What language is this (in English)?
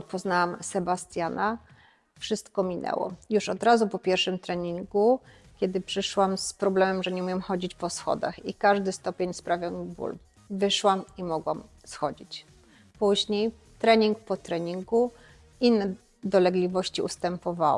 Polish